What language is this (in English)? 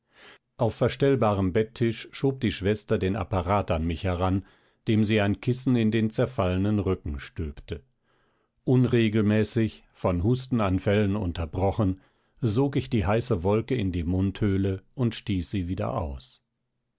German